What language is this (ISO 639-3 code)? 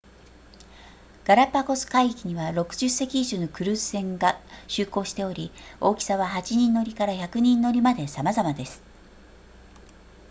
jpn